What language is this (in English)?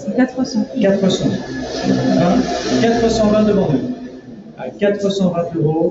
French